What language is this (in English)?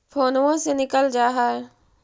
Magahi